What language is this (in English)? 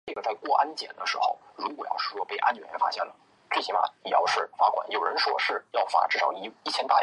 Chinese